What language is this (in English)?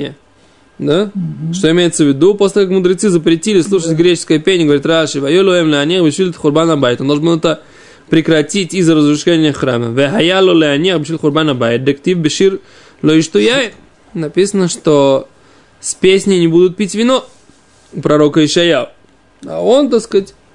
Russian